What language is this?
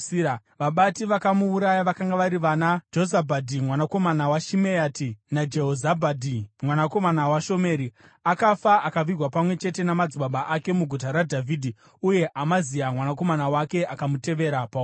Shona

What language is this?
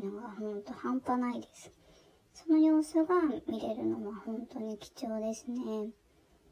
Japanese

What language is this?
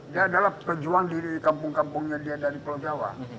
Indonesian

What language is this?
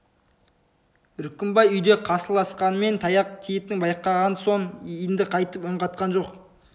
Kazakh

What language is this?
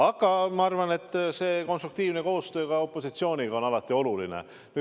Estonian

